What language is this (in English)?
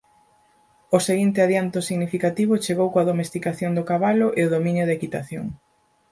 Galician